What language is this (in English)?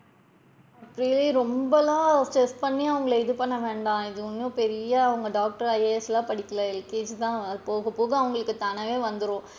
Tamil